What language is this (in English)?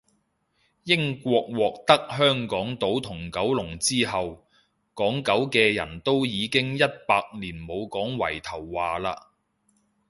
Cantonese